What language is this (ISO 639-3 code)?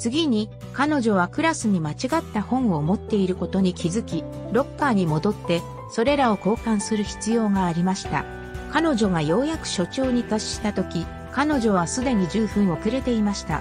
jpn